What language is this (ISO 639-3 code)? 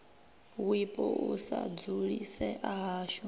ven